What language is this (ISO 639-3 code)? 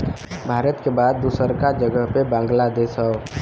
bho